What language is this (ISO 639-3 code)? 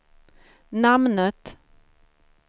swe